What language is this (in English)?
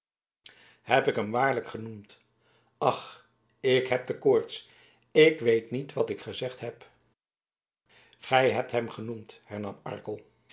Dutch